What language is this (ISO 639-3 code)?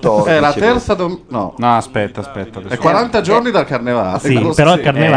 ita